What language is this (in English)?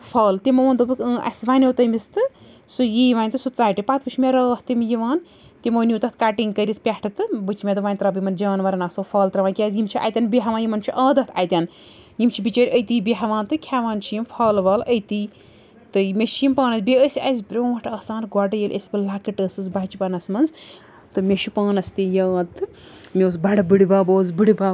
Kashmiri